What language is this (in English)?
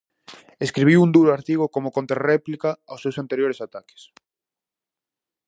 Galician